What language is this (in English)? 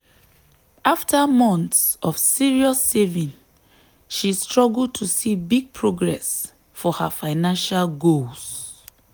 Nigerian Pidgin